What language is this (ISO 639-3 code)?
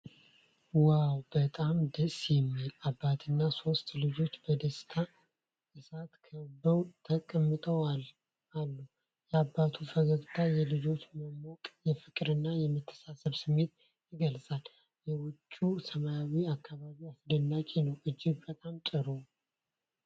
amh